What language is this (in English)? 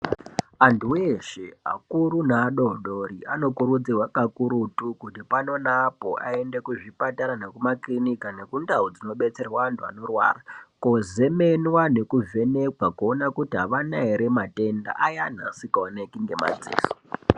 Ndau